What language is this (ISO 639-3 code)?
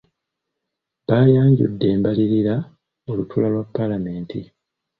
lug